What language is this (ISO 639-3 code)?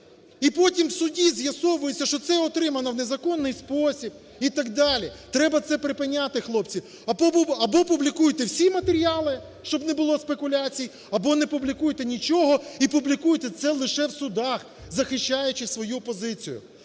ukr